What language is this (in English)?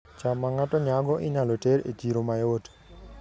Luo (Kenya and Tanzania)